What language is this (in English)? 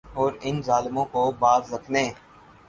Urdu